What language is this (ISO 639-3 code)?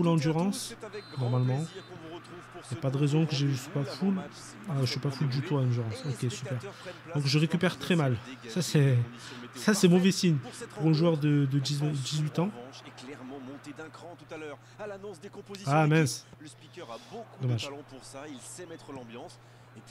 fra